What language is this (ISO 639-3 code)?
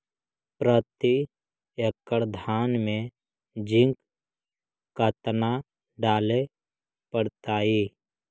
mag